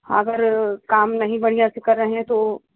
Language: Hindi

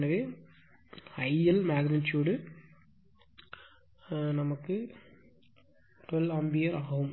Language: Tamil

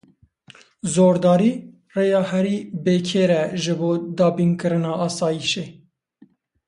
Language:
Kurdish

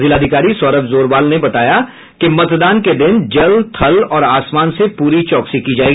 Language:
Hindi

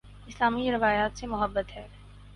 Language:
Urdu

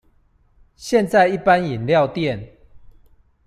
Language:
Chinese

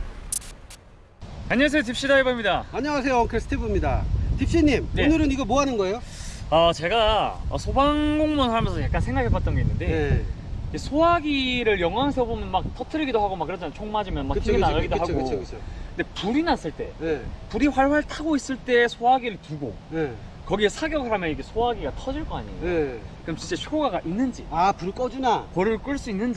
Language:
Korean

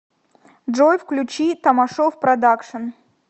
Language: Russian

